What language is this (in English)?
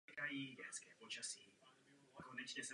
Czech